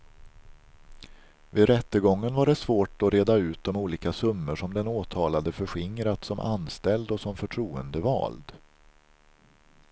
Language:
Swedish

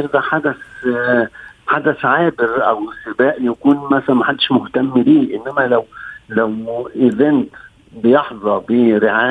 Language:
Arabic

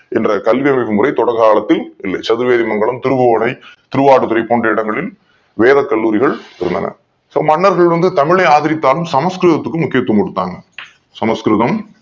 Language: Tamil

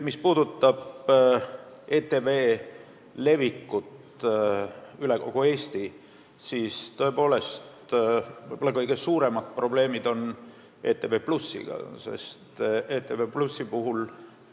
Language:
Estonian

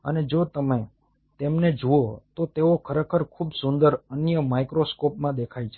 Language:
Gujarati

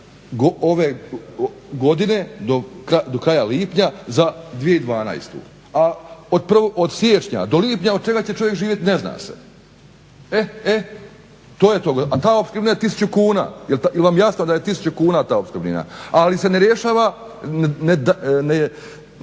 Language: Croatian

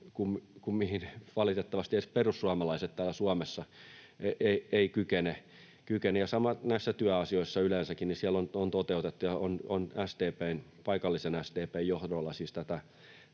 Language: Finnish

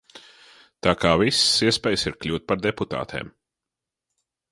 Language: Latvian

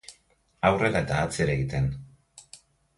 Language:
Basque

